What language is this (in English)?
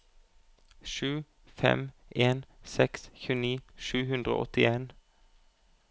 Norwegian